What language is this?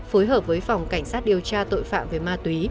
Vietnamese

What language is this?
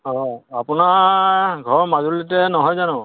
Assamese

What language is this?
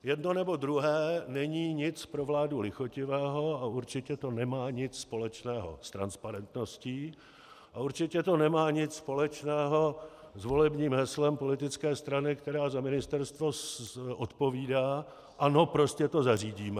Czech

